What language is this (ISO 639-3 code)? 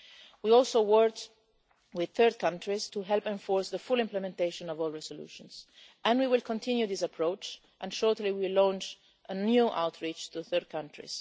eng